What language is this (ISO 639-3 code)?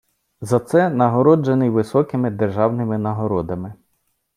ukr